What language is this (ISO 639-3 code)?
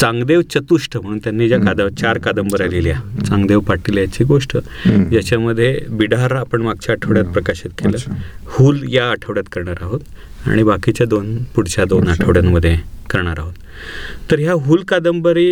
mar